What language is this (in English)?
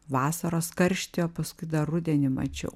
Lithuanian